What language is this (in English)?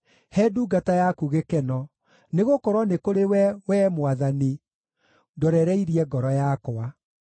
Kikuyu